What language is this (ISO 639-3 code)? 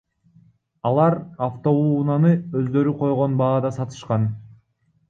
kir